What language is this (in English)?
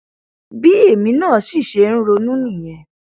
Yoruba